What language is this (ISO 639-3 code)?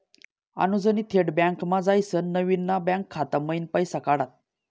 mar